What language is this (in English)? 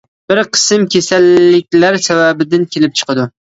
Uyghur